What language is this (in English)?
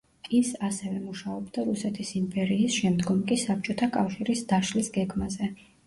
Georgian